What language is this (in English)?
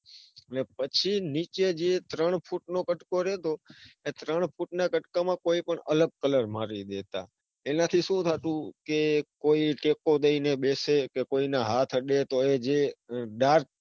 Gujarati